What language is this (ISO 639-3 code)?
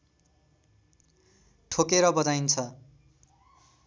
nep